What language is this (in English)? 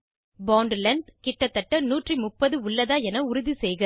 Tamil